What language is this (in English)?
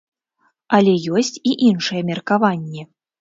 Belarusian